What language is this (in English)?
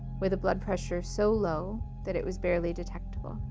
English